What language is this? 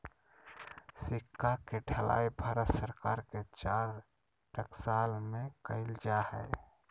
Magahi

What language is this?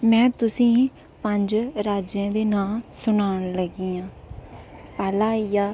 Dogri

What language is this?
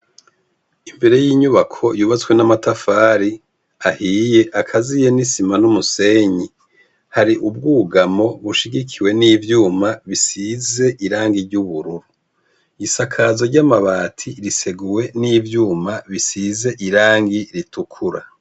Rundi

